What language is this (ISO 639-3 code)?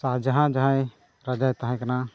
sat